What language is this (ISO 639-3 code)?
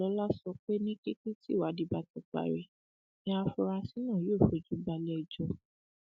yor